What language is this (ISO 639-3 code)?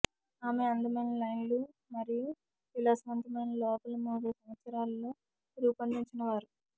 tel